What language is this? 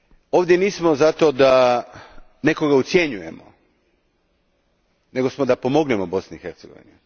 Croatian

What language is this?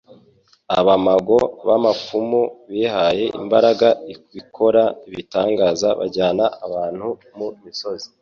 Kinyarwanda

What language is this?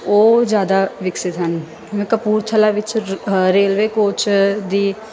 Punjabi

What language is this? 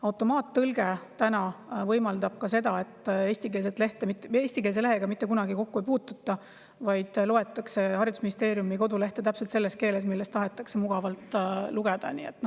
Estonian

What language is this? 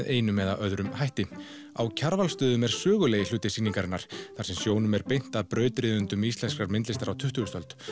Icelandic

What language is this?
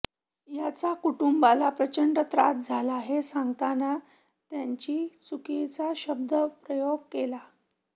Marathi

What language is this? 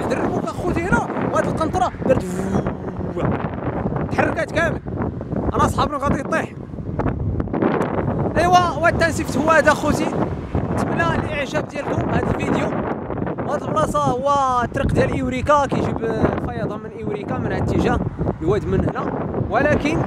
Arabic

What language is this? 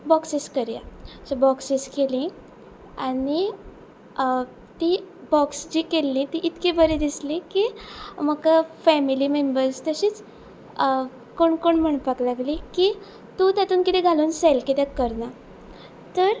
Konkani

